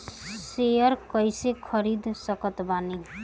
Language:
Bhojpuri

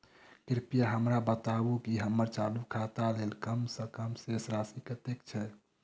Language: Maithili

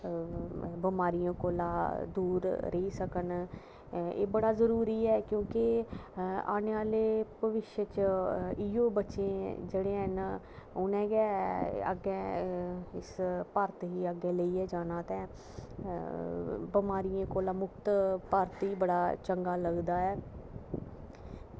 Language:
Dogri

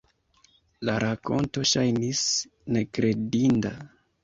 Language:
Esperanto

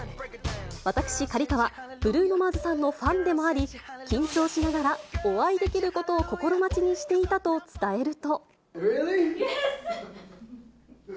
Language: Japanese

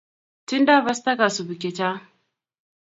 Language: Kalenjin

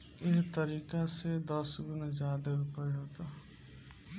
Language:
Bhojpuri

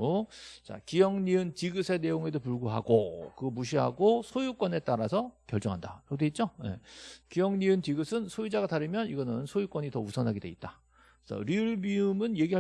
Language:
Korean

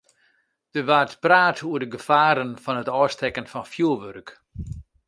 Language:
Western Frisian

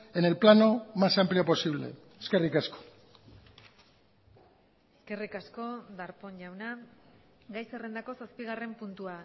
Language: Basque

